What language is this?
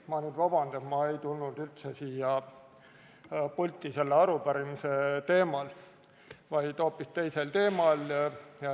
Estonian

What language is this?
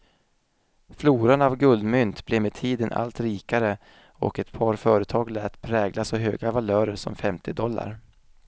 Swedish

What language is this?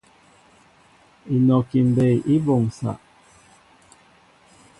Mbo (Cameroon)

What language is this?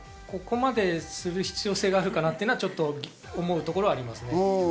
Japanese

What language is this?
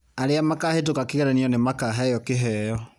Kikuyu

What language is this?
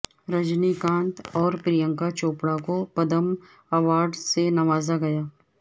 Urdu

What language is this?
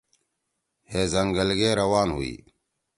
Torwali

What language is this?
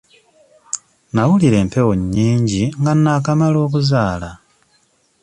Ganda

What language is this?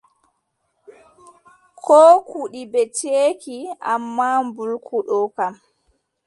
Adamawa Fulfulde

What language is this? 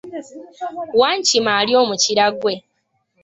Ganda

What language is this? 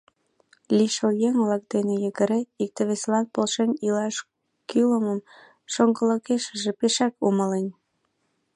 Mari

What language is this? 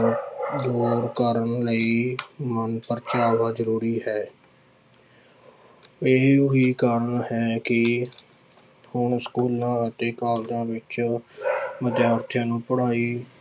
Punjabi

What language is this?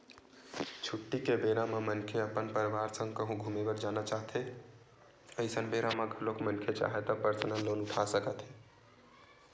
Chhattisgarhi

